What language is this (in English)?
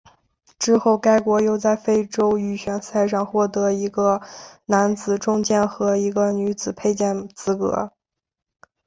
Chinese